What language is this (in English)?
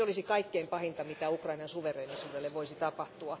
Finnish